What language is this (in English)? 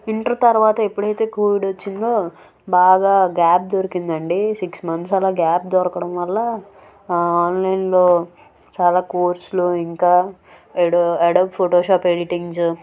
Telugu